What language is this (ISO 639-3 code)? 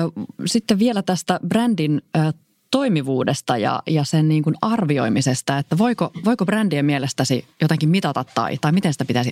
fin